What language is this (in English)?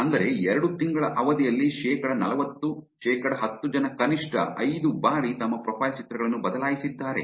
Kannada